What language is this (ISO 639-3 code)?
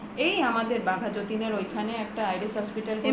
ben